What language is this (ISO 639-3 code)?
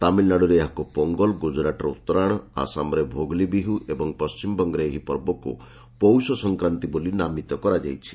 ori